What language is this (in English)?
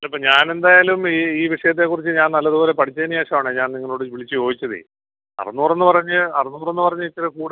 Malayalam